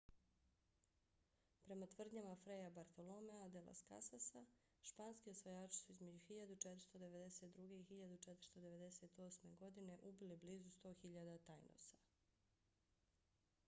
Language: Bosnian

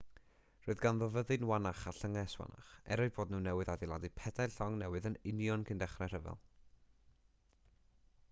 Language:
Welsh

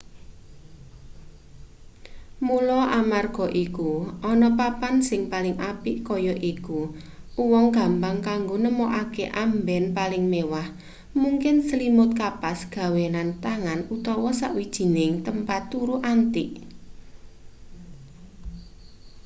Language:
Javanese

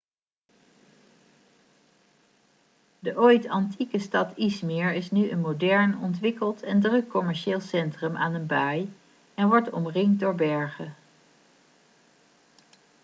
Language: Dutch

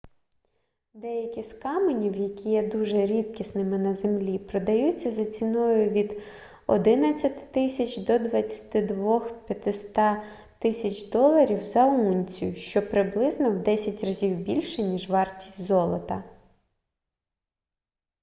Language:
Ukrainian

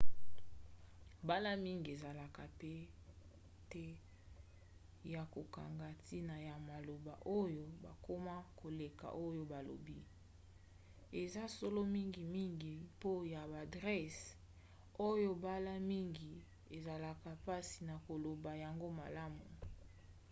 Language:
Lingala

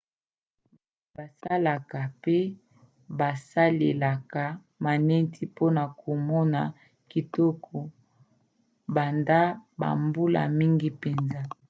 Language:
Lingala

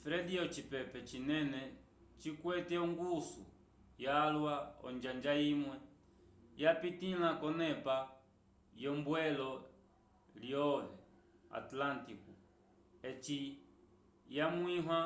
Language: Umbundu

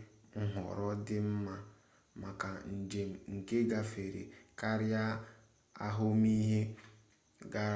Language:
Igbo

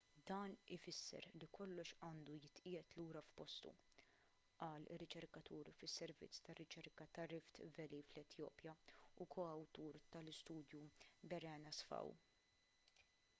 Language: Maltese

